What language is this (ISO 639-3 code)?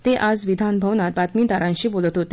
mar